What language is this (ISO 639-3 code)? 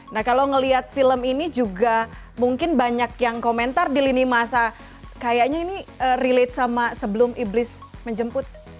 ind